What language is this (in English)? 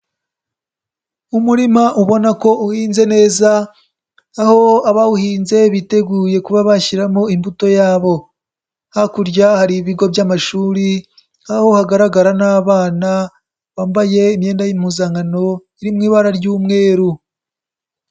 Kinyarwanda